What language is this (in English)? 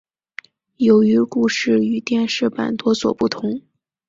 Chinese